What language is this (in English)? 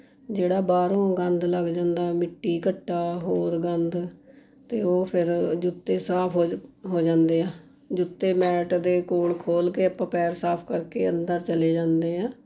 Punjabi